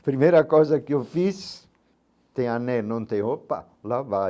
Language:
Portuguese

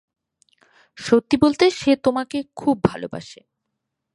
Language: Bangla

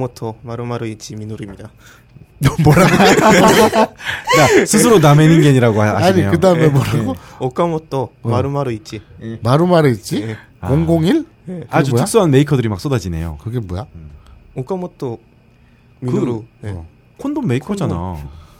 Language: Korean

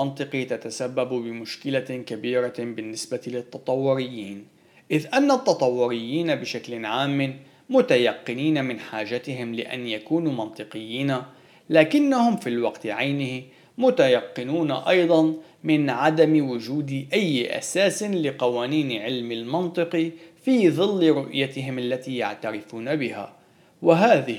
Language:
Arabic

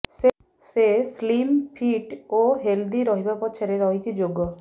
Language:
Odia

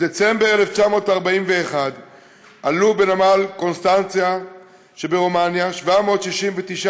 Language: Hebrew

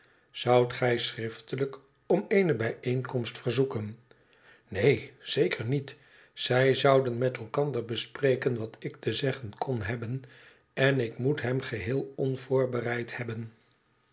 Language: Dutch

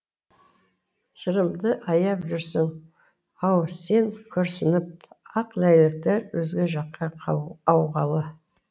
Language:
Kazakh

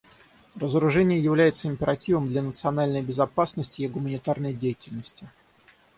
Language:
Russian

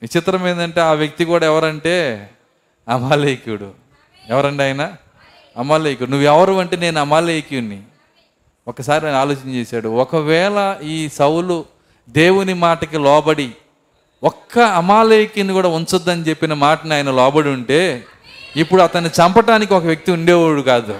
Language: Telugu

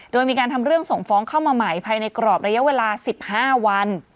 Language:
Thai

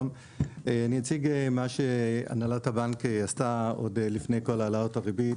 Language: Hebrew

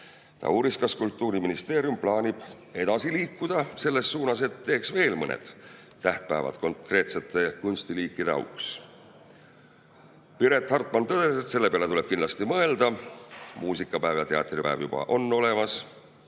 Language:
Estonian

